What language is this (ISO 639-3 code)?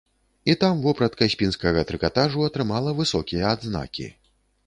bel